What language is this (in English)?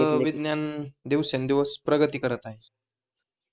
Marathi